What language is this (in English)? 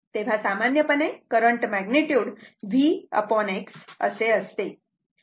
Marathi